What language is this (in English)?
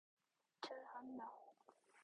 Korean